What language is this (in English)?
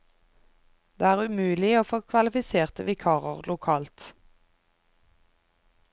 Norwegian